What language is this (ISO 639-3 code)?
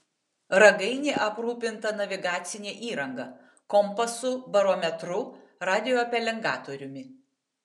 lit